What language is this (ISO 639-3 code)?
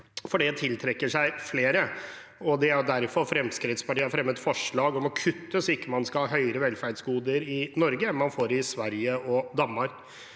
nor